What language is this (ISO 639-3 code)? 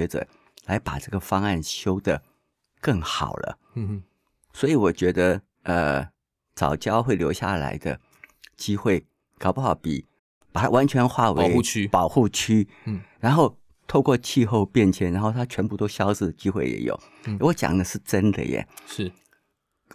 zho